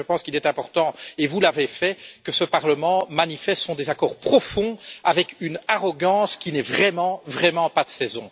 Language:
French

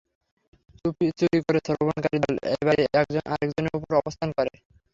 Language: Bangla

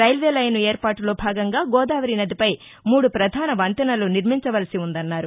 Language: Telugu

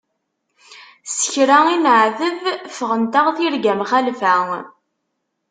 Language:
Kabyle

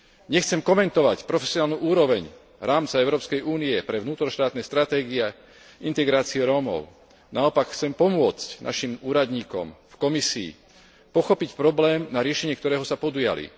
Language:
Slovak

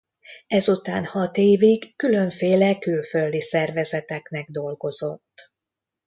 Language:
Hungarian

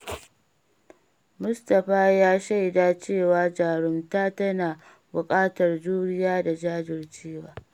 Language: Hausa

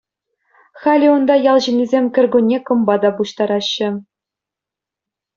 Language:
Chuvash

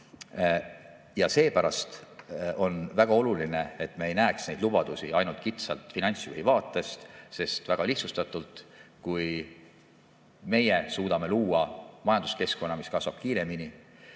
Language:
Estonian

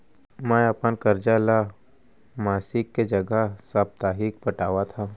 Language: Chhattisgarhi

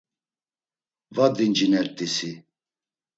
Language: Laz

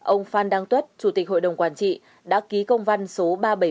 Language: Vietnamese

